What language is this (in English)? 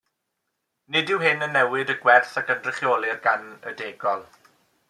Welsh